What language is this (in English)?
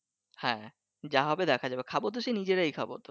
Bangla